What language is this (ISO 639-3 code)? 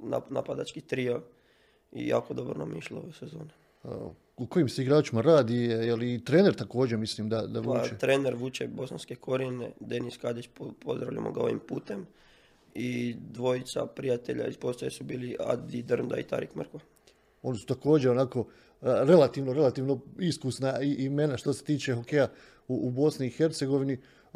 hrv